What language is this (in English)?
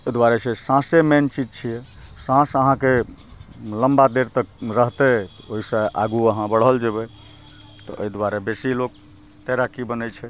Maithili